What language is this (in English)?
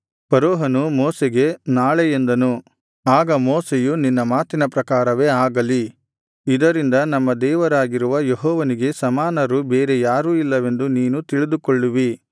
Kannada